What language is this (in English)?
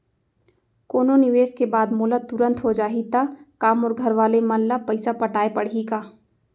Chhattisgarhi